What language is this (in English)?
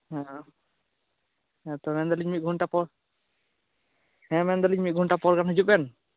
Santali